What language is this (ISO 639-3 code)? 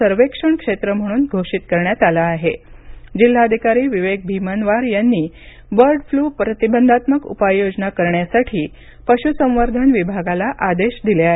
mar